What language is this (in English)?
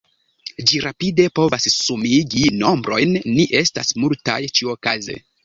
Esperanto